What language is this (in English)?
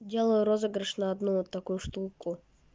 Russian